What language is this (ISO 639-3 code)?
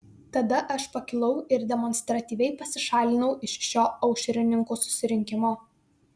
lit